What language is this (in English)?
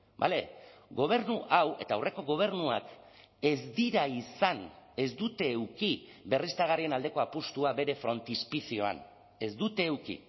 Basque